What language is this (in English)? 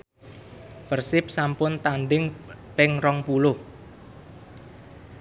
Javanese